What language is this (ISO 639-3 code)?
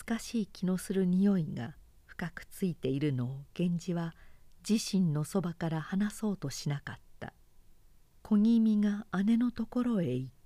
jpn